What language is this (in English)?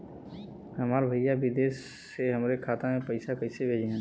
Bhojpuri